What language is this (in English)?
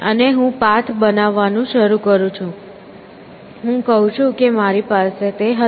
Gujarati